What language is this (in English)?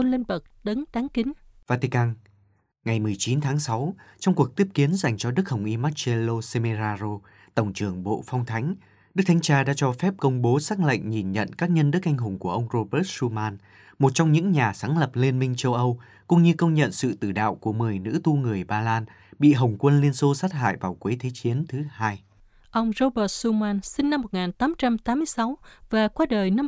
Vietnamese